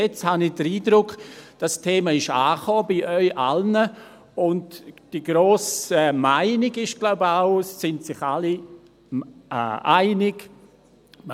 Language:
Swiss German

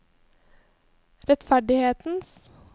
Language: Norwegian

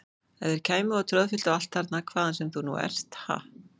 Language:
Icelandic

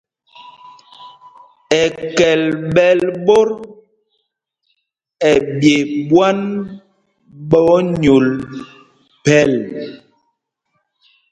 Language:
Mpumpong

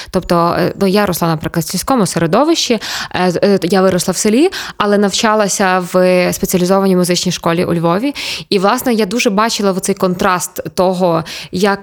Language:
Ukrainian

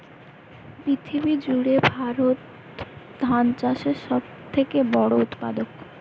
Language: Bangla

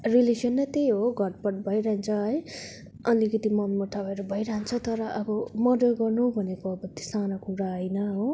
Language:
Nepali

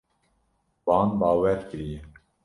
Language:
Kurdish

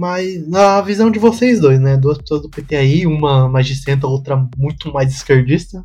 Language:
Portuguese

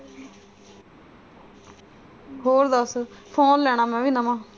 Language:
Punjabi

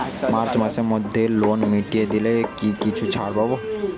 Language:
Bangla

